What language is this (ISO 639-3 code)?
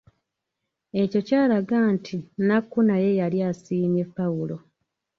lug